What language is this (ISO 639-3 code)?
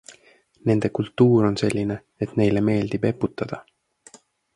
est